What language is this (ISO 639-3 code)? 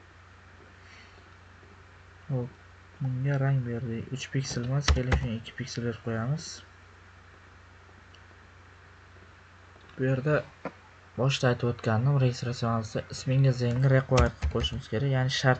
tur